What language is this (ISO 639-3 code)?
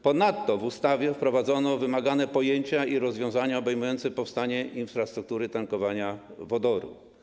pol